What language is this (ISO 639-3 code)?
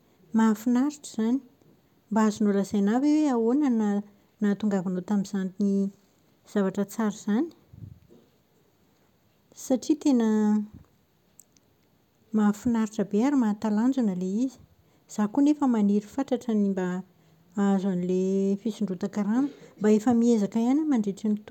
mlg